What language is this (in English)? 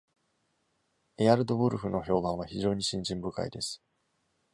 Japanese